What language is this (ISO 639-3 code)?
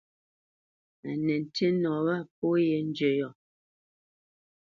bce